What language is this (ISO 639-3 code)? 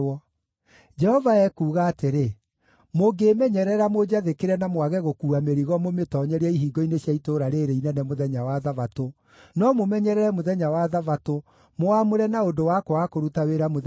kik